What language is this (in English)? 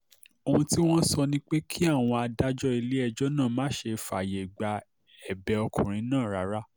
Yoruba